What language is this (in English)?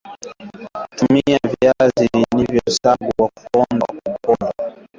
Swahili